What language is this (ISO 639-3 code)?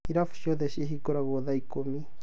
kik